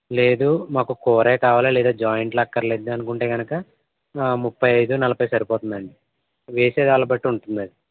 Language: Telugu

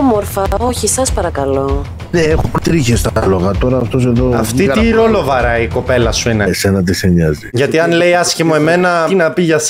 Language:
Greek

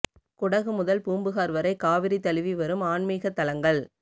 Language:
Tamil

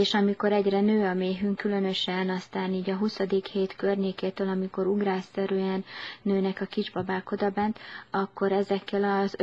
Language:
Hungarian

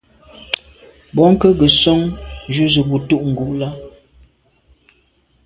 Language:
Medumba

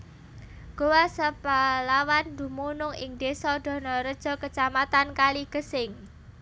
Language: Javanese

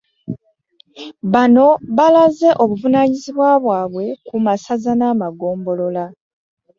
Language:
Ganda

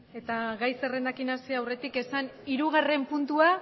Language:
Basque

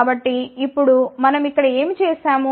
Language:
Telugu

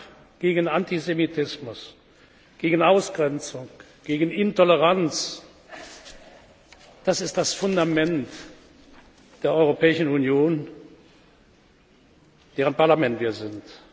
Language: German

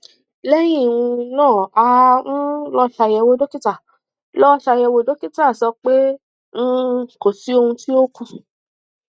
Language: Yoruba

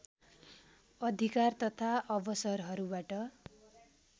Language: Nepali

